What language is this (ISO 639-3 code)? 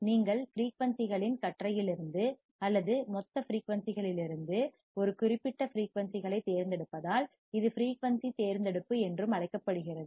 tam